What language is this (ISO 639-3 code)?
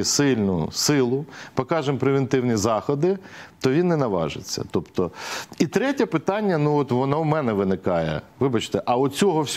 ukr